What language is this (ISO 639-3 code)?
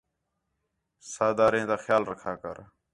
xhe